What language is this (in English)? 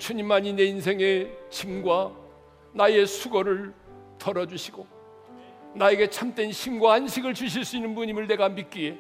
Korean